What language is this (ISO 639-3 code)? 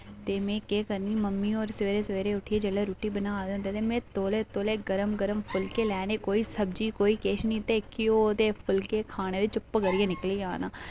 doi